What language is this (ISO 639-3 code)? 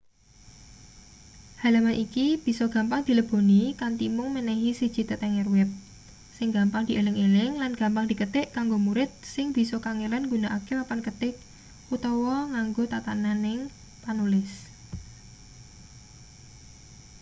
jav